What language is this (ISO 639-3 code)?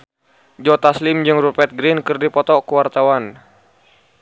sun